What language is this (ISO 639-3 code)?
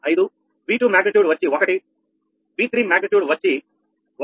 tel